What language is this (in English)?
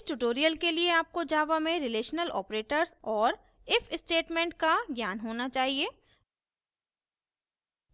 Hindi